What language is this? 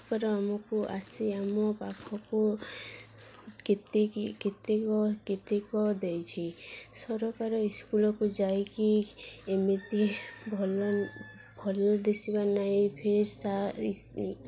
Odia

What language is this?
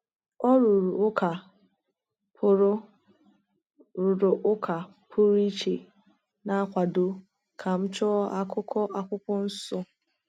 Igbo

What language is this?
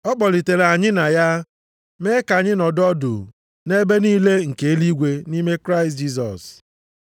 Igbo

